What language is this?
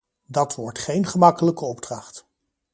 Dutch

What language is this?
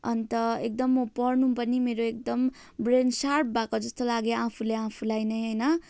Nepali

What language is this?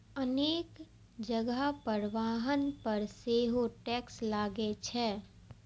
Maithili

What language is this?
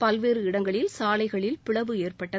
Tamil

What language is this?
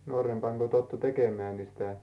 Finnish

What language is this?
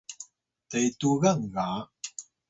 Atayal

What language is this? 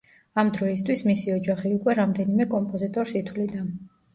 Georgian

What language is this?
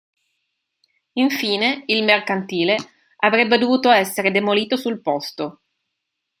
Italian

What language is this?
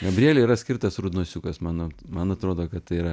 Lithuanian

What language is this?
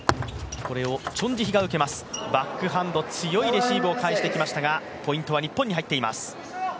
Japanese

